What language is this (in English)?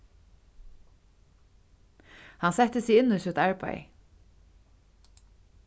Faroese